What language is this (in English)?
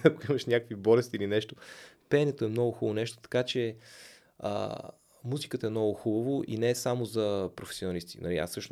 Bulgarian